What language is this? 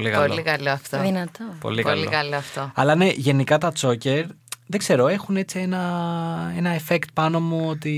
Greek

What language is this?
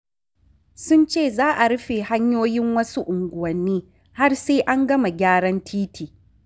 Hausa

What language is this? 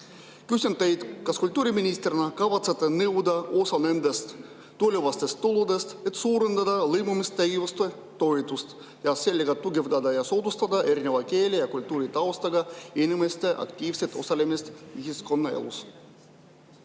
Estonian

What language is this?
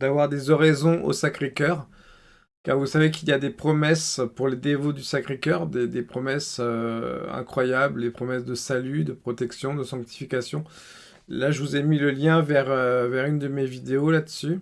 French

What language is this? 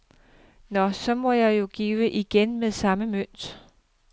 Danish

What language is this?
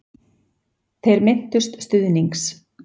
Icelandic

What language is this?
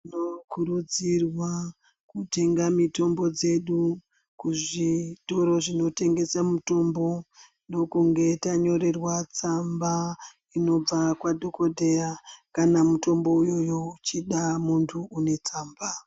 Ndau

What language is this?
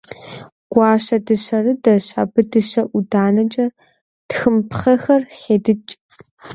Kabardian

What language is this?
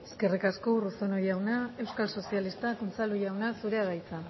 Basque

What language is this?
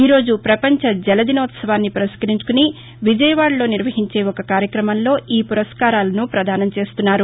Telugu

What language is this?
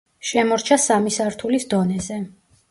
Georgian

